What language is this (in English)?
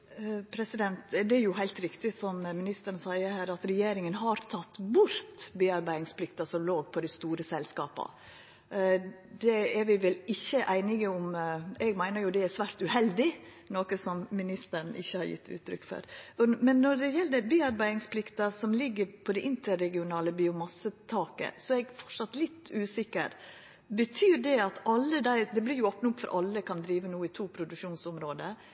Norwegian Nynorsk